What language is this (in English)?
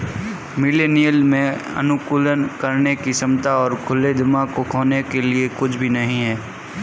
Hindi